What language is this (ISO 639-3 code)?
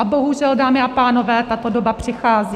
ces